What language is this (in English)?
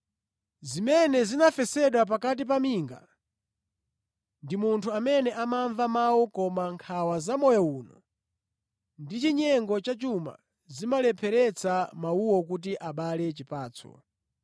Nyanja